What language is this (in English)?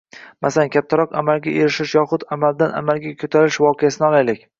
Uzbek